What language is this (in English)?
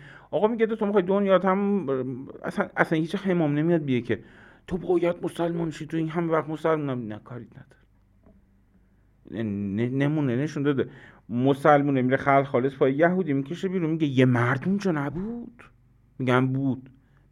Persian